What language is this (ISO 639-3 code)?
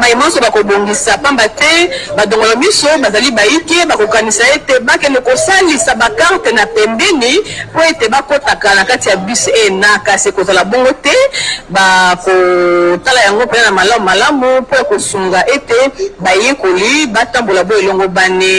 fra